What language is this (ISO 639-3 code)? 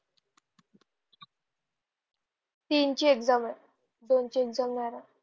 mar